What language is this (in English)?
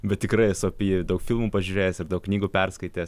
Lithuanian